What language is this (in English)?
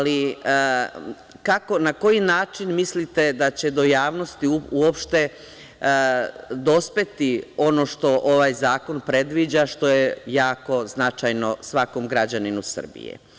Serbian